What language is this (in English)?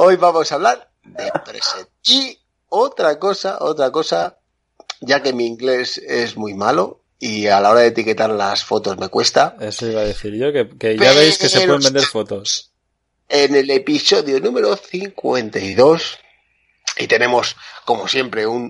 Spanish